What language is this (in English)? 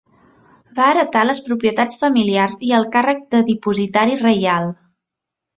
Catalan